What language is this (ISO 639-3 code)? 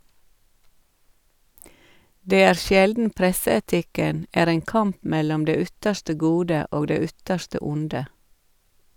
nor